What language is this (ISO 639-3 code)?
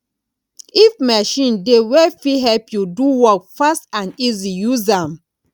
pcm